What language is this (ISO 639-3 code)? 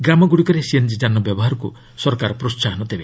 ori